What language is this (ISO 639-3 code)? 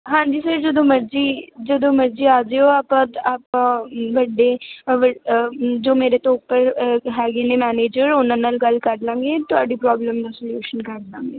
pan